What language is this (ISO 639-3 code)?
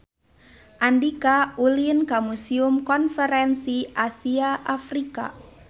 sun